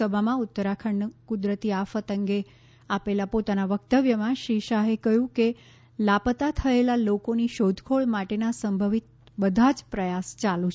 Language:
Gujarati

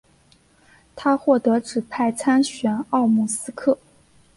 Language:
Chinese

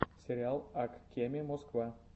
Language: Russian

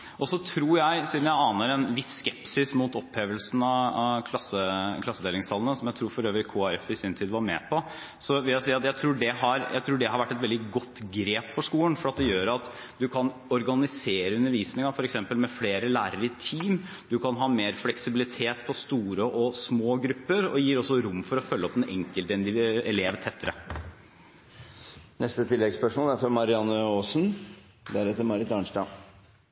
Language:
Norwegian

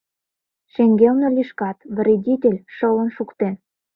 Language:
Mari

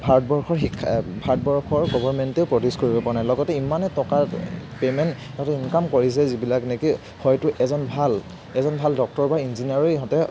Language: Assamese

